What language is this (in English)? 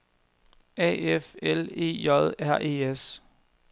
Danish